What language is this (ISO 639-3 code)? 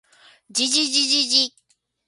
jpn